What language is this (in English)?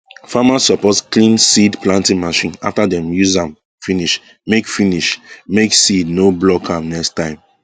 Nigerian Pidgin